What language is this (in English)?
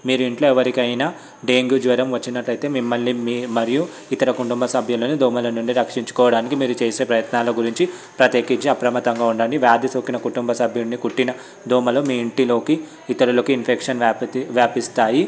Telugu